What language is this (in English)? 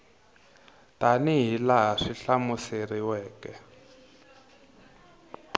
Tsonga